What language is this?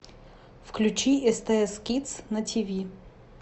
Russian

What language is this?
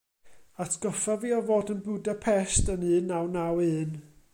Welsh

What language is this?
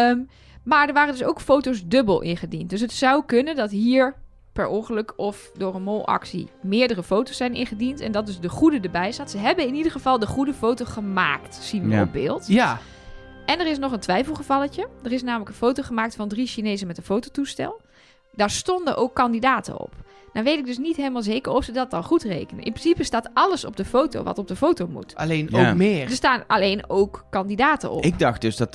Dutch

